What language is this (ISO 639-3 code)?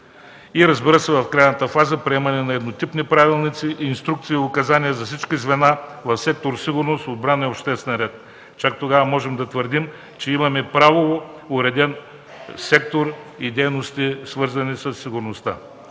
bul